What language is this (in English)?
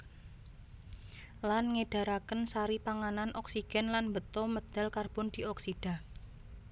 Javanese